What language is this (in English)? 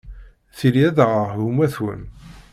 Kabyle